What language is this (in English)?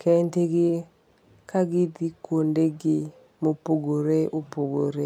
Luo (Kenya and Tanzania)